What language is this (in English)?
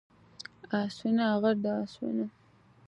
Georgian